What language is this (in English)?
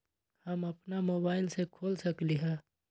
Magahi